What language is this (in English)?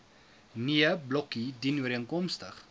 Afrikaans